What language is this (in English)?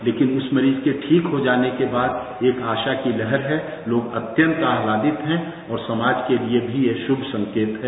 Hindi